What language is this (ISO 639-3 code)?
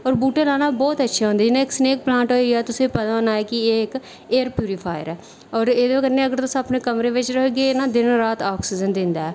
doi